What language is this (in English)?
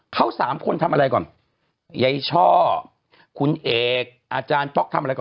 Thai